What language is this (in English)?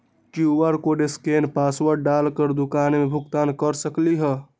Magahi